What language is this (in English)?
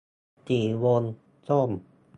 Thai